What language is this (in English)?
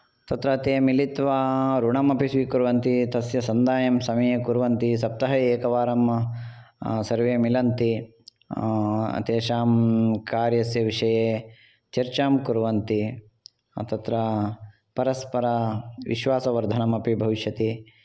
Sanskrit